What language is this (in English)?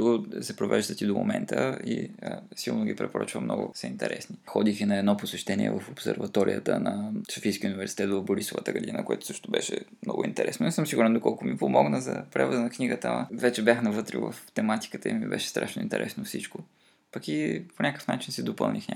Bulgarian